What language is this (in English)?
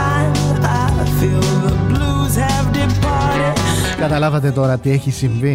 Greek